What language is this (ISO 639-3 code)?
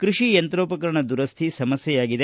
kan